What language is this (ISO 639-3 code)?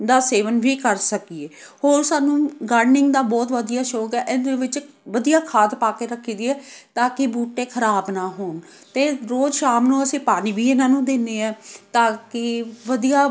pan